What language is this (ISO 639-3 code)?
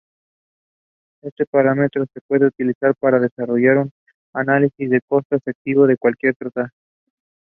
spa